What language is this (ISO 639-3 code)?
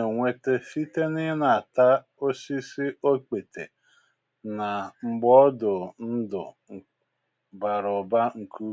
ibo